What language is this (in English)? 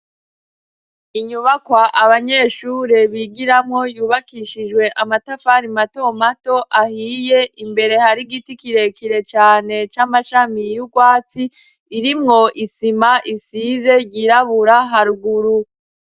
Rundi